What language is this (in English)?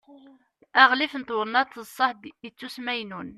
Kabyle